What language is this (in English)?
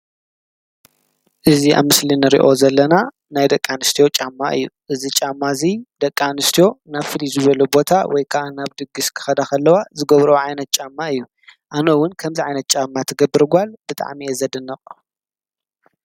Tigrinya